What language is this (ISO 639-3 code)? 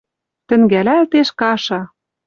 mrj